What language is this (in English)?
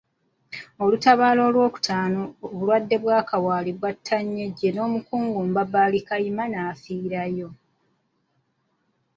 Ganda